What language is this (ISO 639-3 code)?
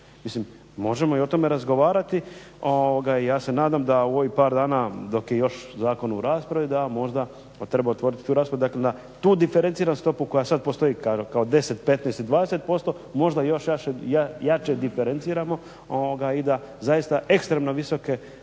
hrv